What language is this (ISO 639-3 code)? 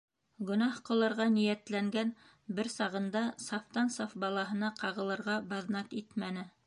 bak